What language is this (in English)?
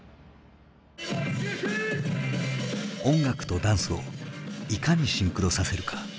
Japanese